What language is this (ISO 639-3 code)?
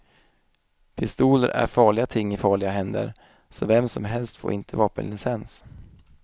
swe